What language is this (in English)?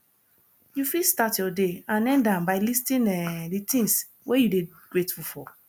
Nigerian Pidgin